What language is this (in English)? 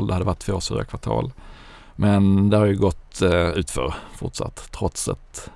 Swedish